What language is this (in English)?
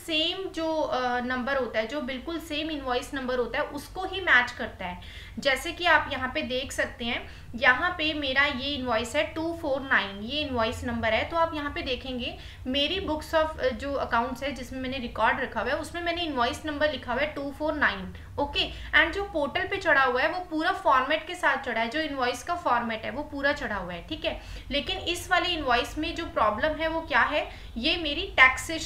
Hindi